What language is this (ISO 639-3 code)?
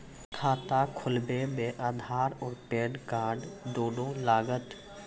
mai